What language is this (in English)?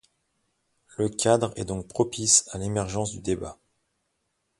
French